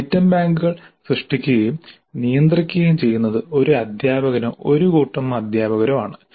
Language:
Malayalam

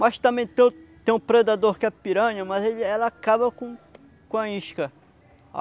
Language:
Portuguese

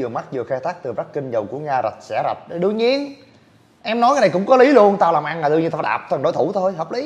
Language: Vietnamese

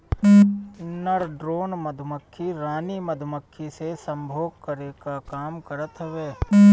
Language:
Bhojpuri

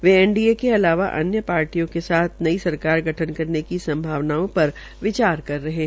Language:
Hindi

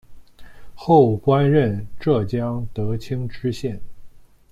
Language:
Chinese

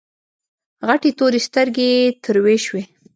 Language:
Pashto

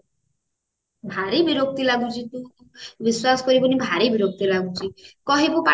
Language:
Odia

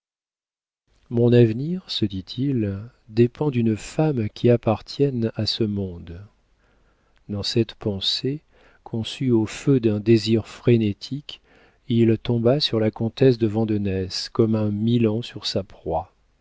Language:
French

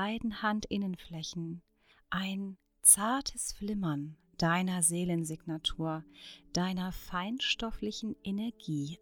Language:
German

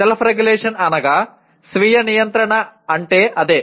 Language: Telugu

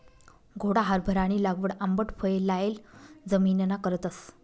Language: Marathi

